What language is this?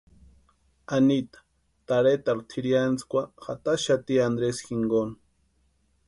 Western Highland Purepecha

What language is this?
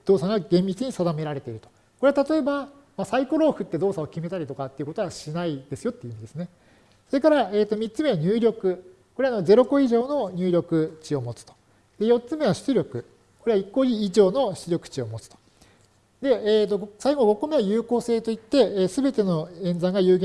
Japanese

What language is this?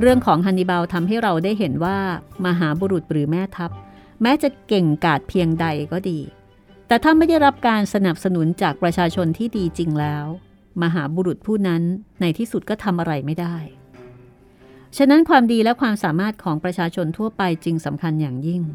Thai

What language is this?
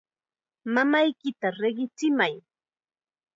Chiquián Ancash Quechua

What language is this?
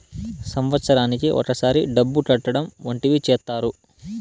Telugu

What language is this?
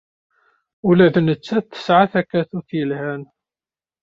Kabyle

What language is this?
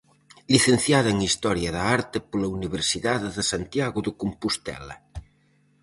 Galician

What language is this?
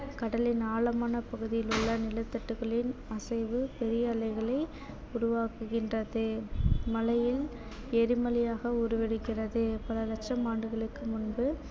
Tamil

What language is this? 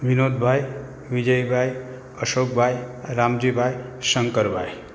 Gujarati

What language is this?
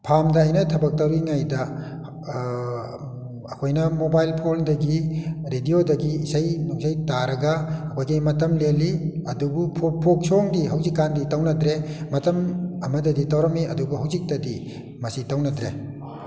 Manipuri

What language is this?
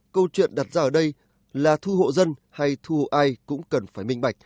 Vietnamese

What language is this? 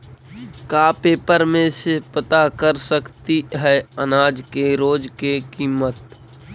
Magahi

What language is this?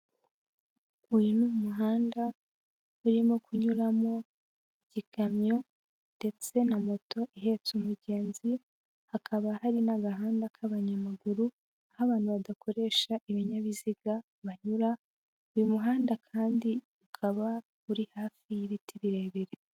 Kinyarwanda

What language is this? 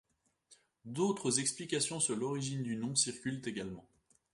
French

